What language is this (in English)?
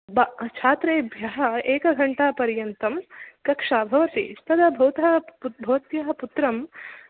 Sanskrit